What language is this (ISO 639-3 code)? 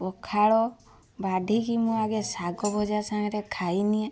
ori